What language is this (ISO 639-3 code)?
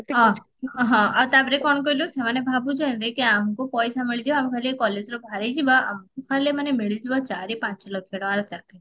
ori